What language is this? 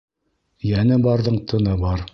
Bashkir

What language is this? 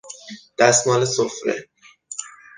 Persian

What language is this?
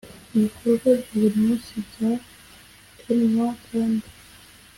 Kinyarwanda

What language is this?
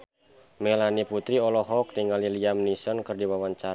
Sundanese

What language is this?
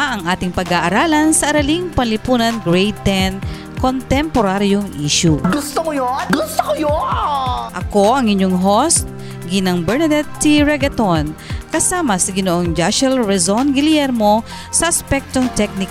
Filipino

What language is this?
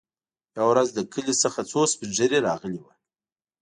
Pashto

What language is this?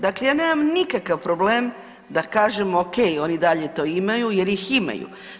Croatian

